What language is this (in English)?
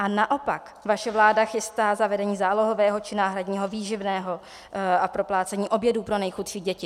Czech